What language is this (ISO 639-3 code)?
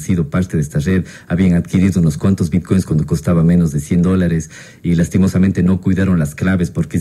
spa